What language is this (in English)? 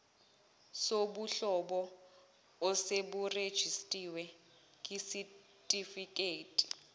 Zulu